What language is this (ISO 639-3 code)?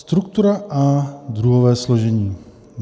ces